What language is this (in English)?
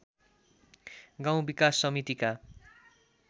Nepali